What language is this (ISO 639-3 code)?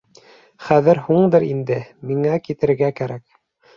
bak